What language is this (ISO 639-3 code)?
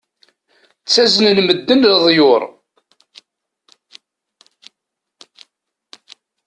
kab